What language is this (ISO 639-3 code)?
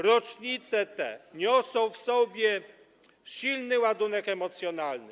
pol